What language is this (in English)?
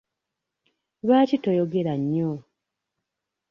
Ganda